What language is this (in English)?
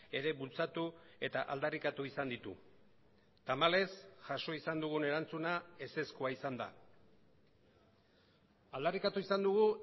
Basque